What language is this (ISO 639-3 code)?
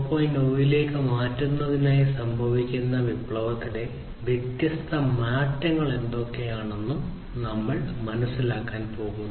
mal